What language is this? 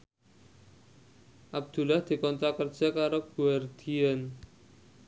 Javanese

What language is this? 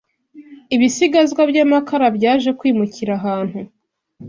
Kinyarwanda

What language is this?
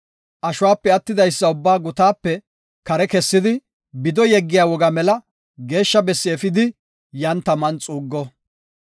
Gofa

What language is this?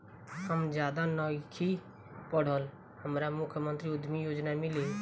Bhojpuri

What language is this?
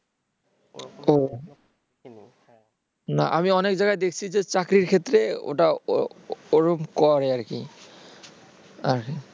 Bangla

